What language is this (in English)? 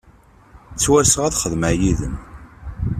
Kabyle